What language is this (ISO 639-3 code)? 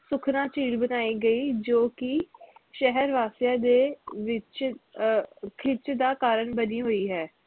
pan